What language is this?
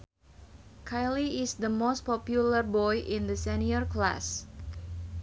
Sundanese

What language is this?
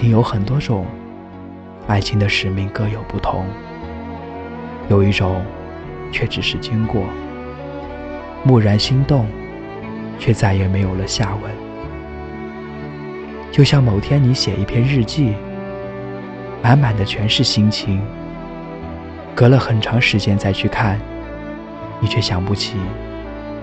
Chinese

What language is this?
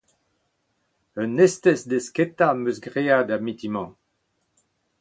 Breton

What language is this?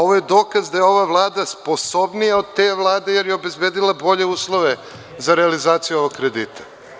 Serbian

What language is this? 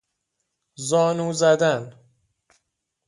Persian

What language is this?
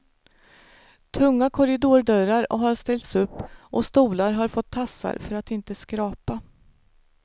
Swedish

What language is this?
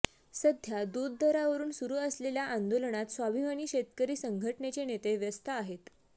Marathi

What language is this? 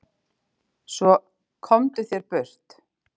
Icelandic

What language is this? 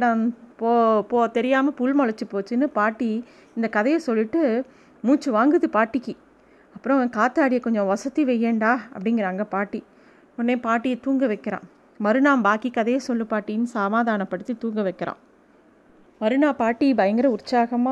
Tamil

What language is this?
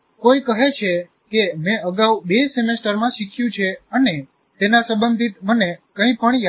Gujarati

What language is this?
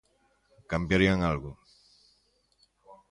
Galician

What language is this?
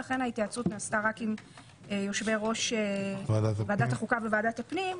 Hebrew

